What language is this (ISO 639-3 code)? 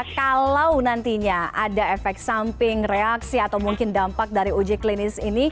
ind